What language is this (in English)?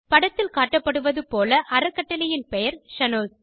Tamil